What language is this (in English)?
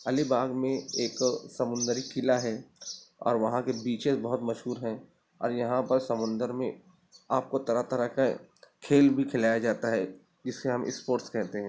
Urdu